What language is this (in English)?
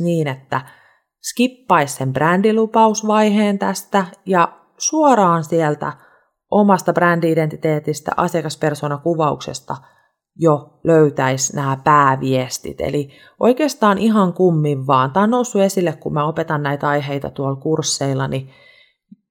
Finnish